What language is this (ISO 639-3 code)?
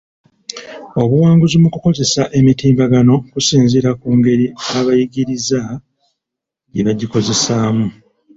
lug